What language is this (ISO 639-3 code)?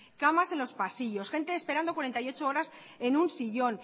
spa